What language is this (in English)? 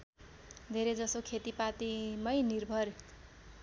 Nepali